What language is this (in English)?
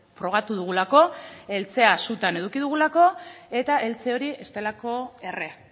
Basque